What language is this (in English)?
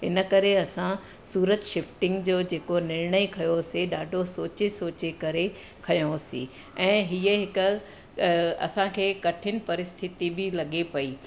Sindhi